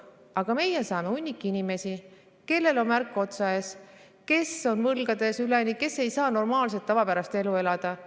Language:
Estonian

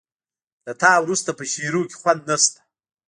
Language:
Pashto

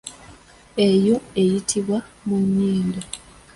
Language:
Ganda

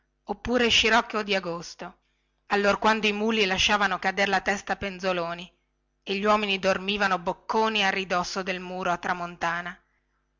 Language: Italian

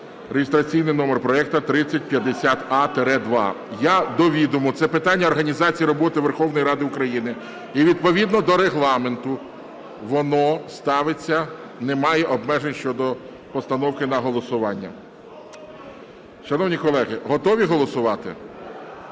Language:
Ukrainian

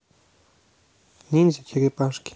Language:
Russian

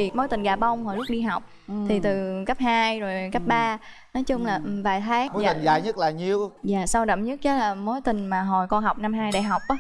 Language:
Vietnamese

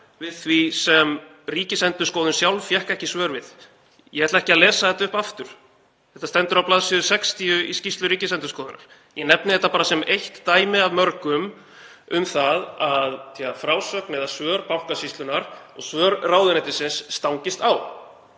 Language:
Icelandic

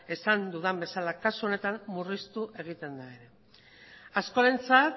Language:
Basque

